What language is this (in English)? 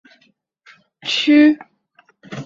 Chinese